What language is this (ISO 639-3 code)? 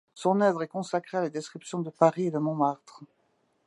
fra